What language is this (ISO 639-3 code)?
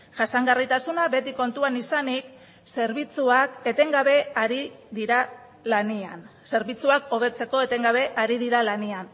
eus